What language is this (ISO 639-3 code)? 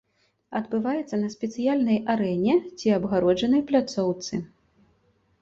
bel